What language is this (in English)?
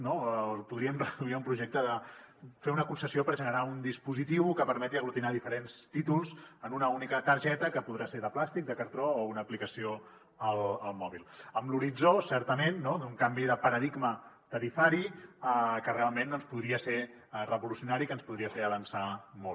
Catalan